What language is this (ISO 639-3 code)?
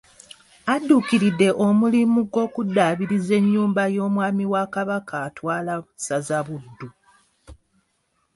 lug